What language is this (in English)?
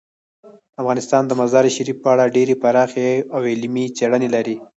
Pashto